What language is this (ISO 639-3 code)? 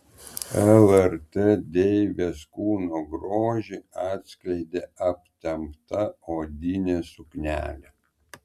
lit